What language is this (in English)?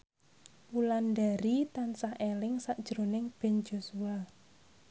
Javanese